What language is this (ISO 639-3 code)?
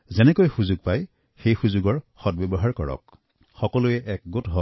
asm